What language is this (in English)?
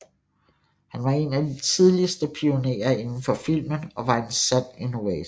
Danish